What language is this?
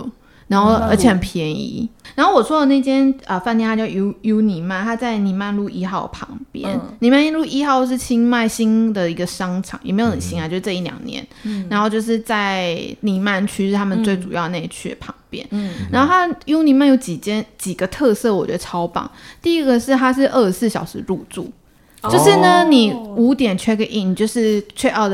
Chinese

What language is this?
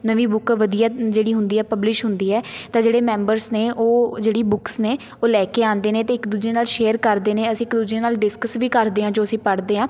Punjabi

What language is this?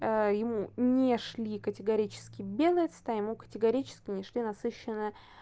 Russian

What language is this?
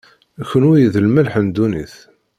Kabyle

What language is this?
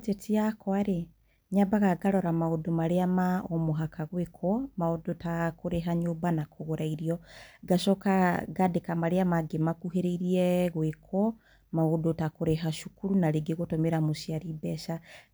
Kikuyu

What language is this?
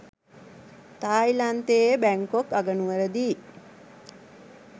Sinhala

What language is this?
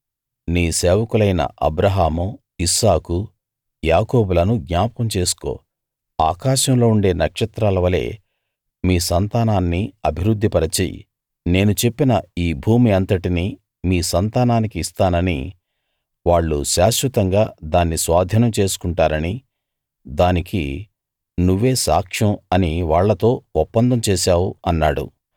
Telugu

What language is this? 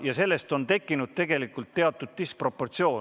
Estonian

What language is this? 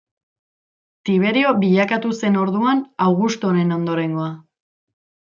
Basque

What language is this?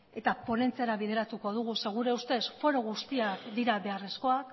Basque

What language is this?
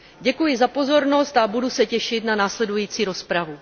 Czech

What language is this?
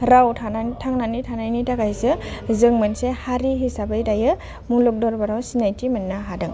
Bodo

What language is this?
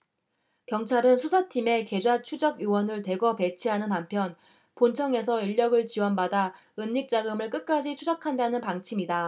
Korean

